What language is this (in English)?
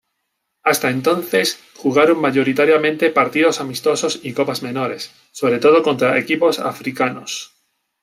Spanish